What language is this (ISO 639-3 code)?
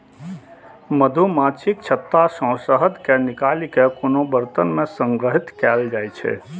mai